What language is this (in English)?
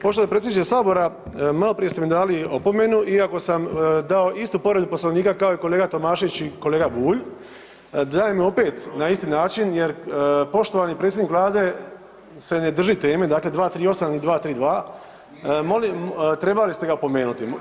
Croatian